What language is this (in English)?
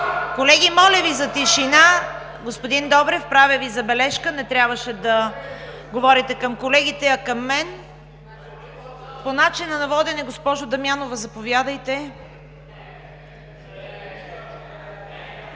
Bulgarian